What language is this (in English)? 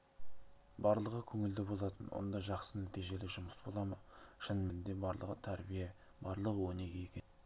Kazakh